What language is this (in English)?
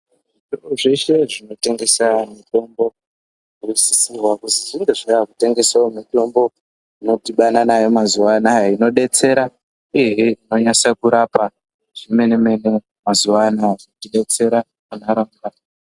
Ndau